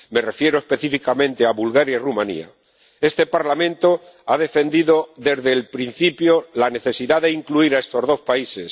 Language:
Spanish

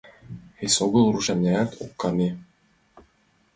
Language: Mari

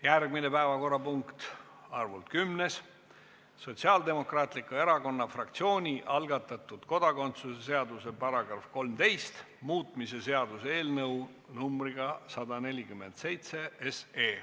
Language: Estonian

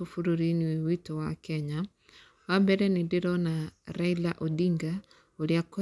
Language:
Kikuyu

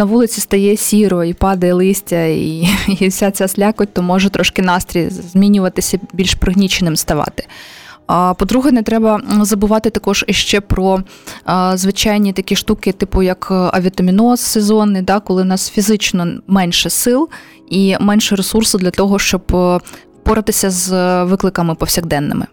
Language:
Ukrainian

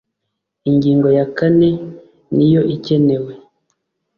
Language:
Kinyarwanda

